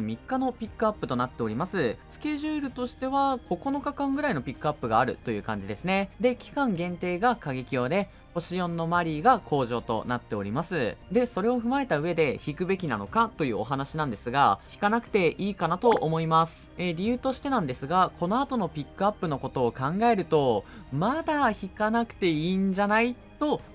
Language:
Japanese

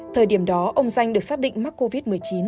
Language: Vietnamese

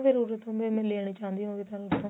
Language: Punjabi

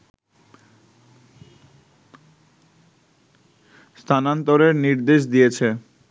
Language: Bangla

